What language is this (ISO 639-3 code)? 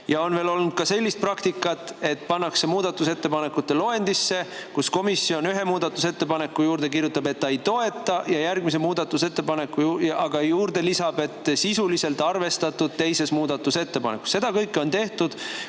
est